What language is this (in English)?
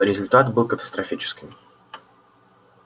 Russian